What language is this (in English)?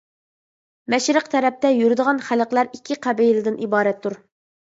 Uyghur